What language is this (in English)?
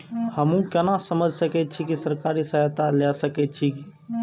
Maithili